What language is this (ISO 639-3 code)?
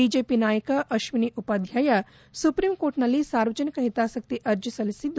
kan